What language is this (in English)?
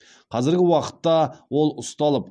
Kazakh